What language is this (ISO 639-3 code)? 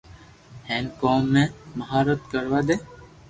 lrk